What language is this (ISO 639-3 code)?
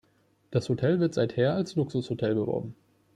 deu